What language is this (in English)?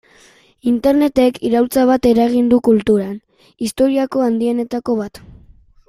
Basque